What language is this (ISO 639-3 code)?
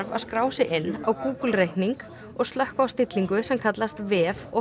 isl